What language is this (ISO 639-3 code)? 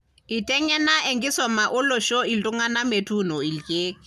mas